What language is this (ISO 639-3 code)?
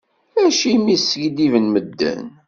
kab